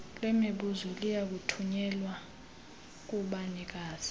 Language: Xhosa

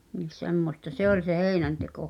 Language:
Finnish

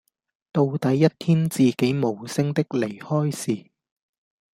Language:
Cantonese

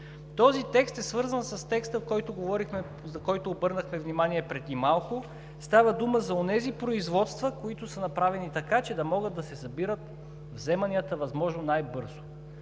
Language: Bulgarian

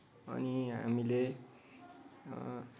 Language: Nepali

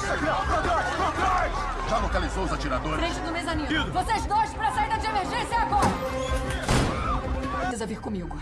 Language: Portuguese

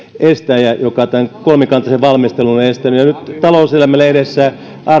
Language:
Finnish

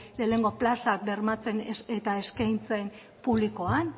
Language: Basque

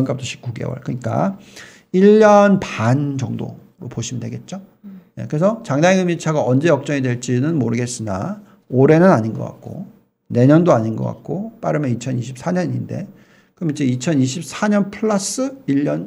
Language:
Korean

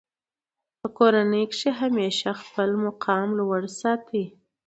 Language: Pashto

